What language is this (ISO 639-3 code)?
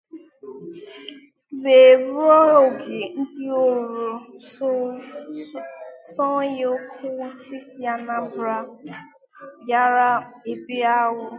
ibo